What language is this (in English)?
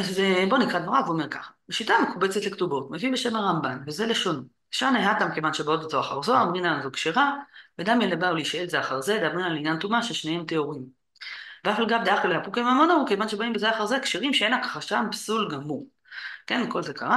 Hebrew